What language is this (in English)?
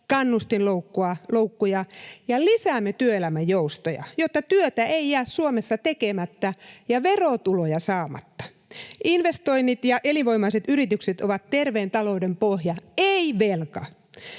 Finnish